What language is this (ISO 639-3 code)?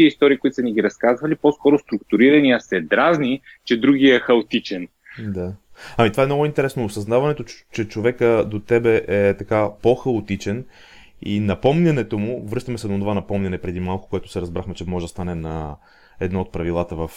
bul